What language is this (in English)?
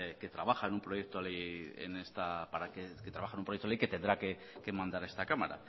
Spanish